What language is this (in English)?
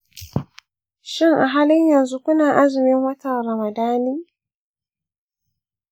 Hausa